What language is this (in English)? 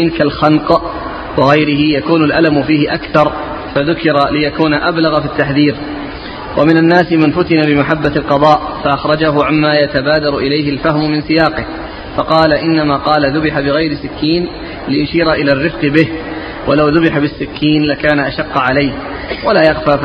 Arabic